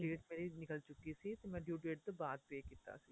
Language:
Punjabi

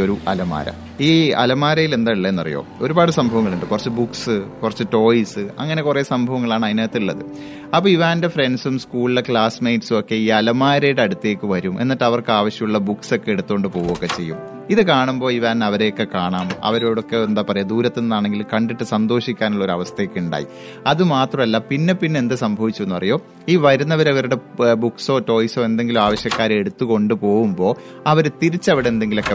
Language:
Malayalam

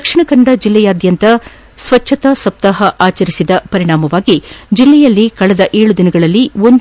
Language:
Kannada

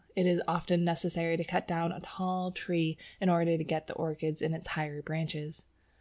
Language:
English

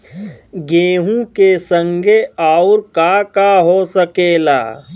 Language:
Bhojpuri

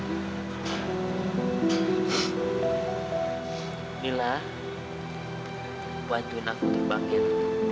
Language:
Indonesian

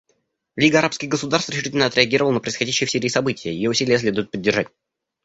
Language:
Russian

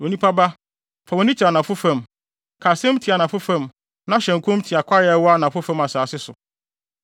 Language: Akan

